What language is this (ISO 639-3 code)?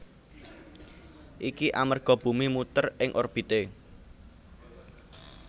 jav